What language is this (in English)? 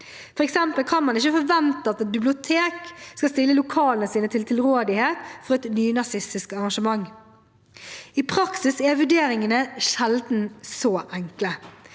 Norwegian